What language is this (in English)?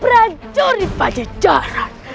Indonesian